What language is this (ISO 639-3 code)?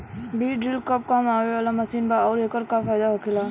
bho